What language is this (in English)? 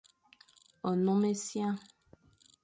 Fang